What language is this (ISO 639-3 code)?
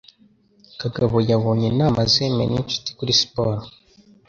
kin